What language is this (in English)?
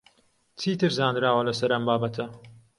Central Kurdish